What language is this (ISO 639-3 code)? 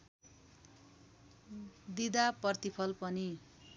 nep